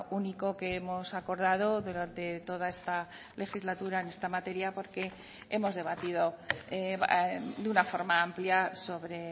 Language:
Spanish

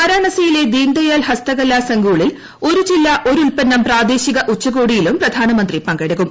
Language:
Malayalam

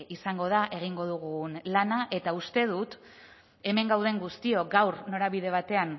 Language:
Basque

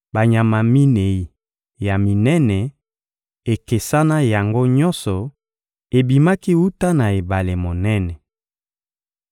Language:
Lingala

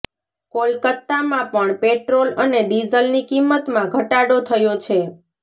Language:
Gujarati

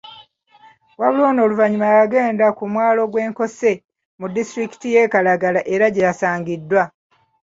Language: Ganda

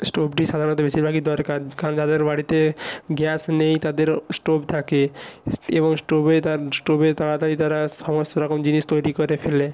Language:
Bangla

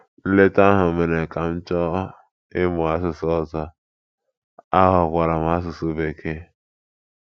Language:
Igbo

